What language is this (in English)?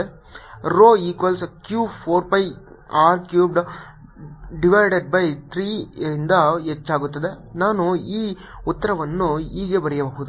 Kannada